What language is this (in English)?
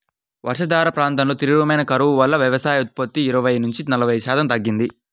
Telugu